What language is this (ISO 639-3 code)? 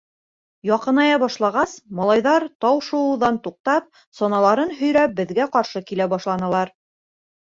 bak